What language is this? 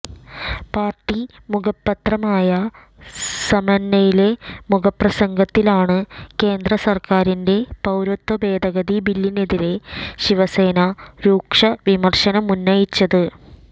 Malayalam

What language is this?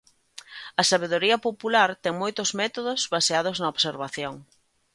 Galician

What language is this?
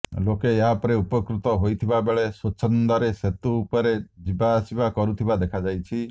Odia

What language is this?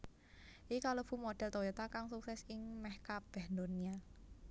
Javanese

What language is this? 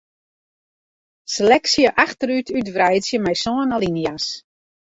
Western Frisian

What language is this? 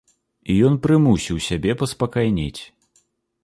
Belarusian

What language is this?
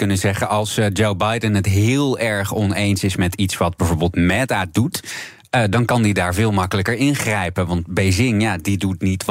Dutch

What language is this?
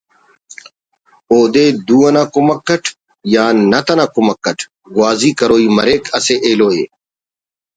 Brahui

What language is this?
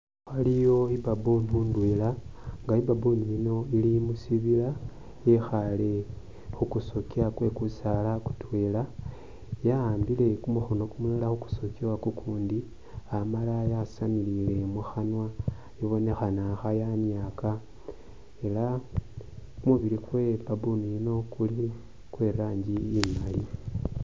Masaaba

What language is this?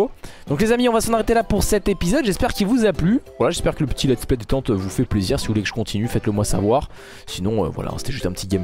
French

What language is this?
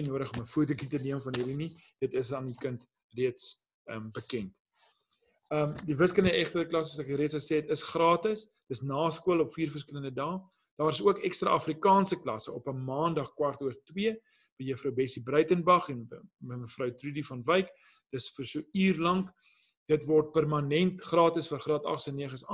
Dutch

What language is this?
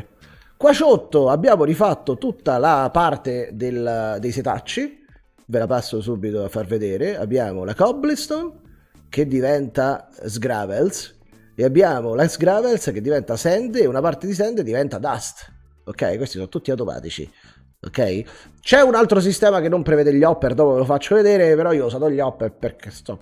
Italian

